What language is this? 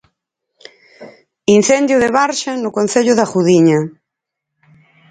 Galician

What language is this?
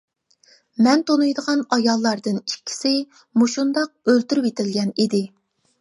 Uyghur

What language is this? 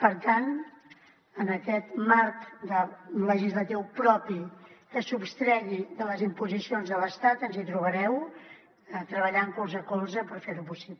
Catalan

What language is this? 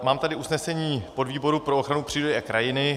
Czech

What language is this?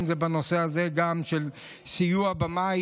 Hebrew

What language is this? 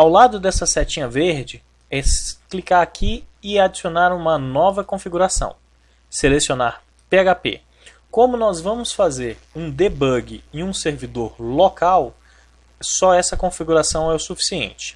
Portuguese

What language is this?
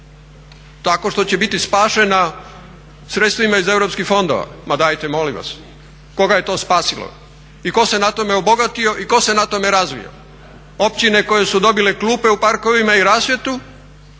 Croatian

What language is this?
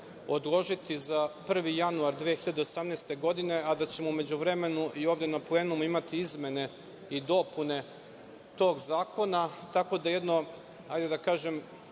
Serbian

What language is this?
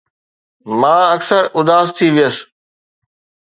Sindhi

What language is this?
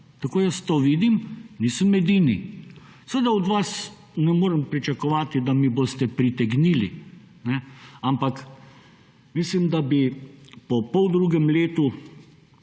Slovenian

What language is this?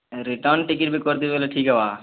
Odia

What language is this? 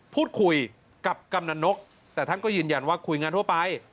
Thai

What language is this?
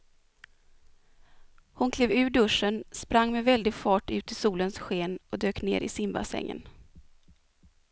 Swedish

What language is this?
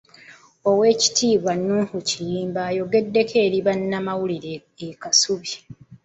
Ganda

